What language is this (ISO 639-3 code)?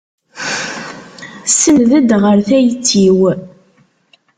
kab